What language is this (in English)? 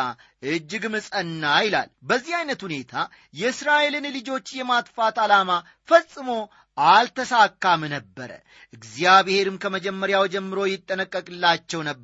Amharic